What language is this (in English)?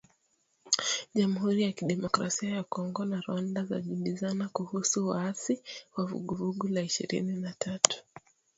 Swahili